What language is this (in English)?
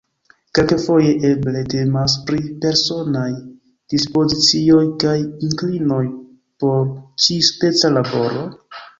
Esperanto